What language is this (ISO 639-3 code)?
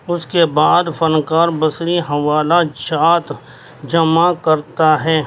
urd